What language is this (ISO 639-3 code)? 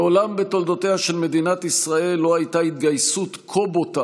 heb